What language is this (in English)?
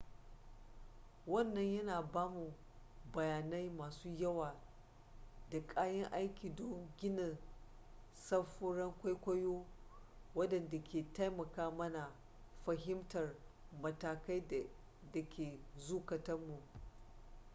Hausa